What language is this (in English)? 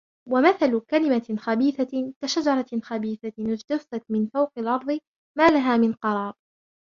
Arabic